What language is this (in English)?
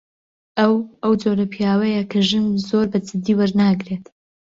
Central Kurdish